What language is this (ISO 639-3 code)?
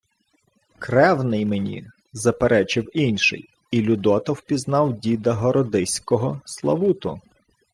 ukr